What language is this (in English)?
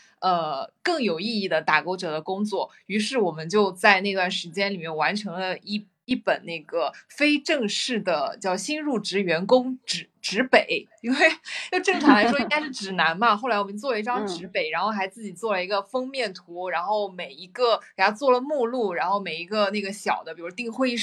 Chinese